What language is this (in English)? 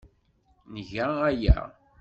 Kabyle